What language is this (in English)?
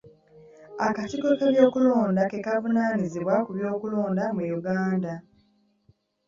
Ganda